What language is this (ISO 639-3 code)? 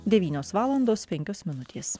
lit